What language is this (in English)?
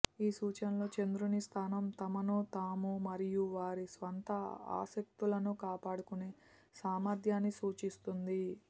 Telugu